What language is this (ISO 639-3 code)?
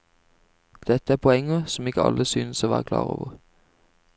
nor